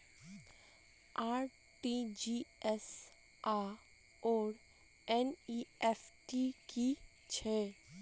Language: Maithili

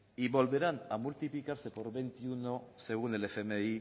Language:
Spanish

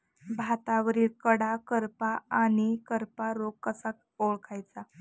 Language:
Marathi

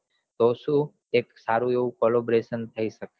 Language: Gujarati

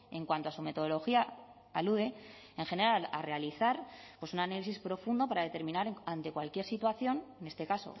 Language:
Spanish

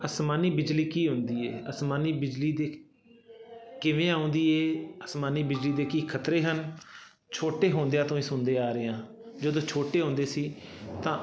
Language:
Punjabi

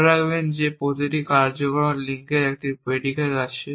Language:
Bangla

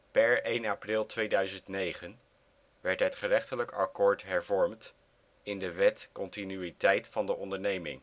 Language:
Dutch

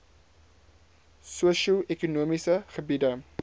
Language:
Afrikaans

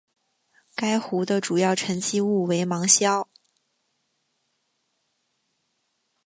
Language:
Chinese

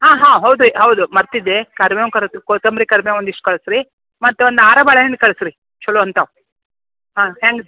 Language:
Kannada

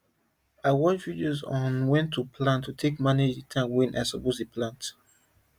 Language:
Nigerian Pidgin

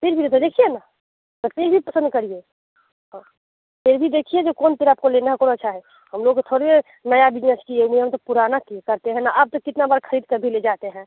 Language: Hindi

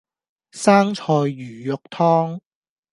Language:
Cantonese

